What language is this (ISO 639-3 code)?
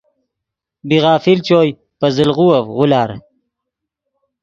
ydg